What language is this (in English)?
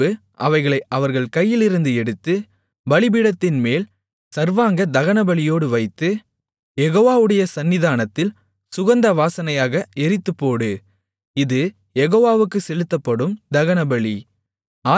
Tamil